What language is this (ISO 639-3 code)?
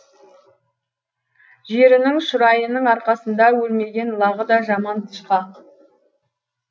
kaz